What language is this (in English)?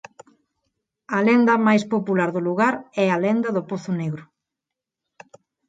Galician